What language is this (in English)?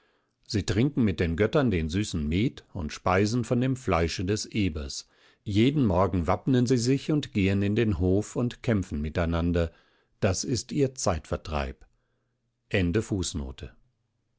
German